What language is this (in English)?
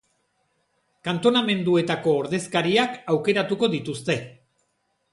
Basque